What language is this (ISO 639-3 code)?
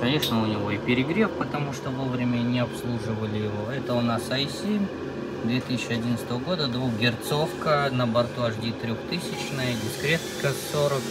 rus